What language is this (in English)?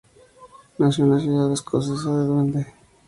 Spanish